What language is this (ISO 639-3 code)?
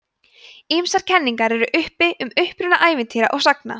isl